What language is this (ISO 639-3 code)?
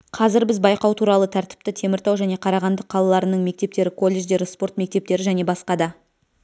kaz